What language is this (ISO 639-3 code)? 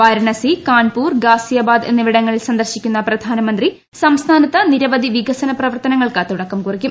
mal